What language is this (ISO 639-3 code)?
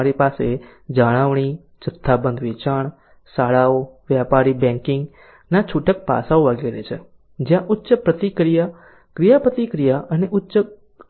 guj